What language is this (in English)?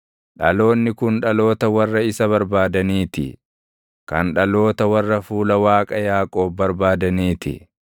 Oromo